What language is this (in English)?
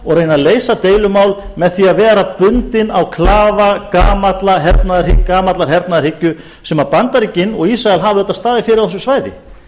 Icelandic